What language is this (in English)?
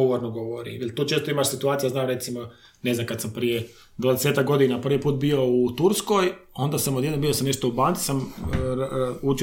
Croatian